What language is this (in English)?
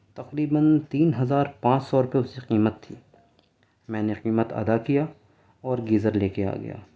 Urdu